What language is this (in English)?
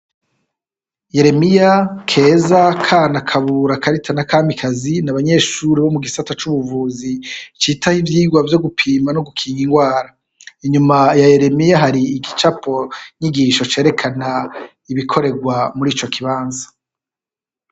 Rundi